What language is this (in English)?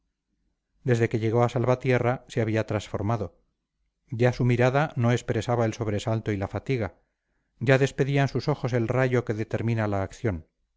Spanish